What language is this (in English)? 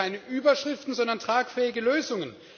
German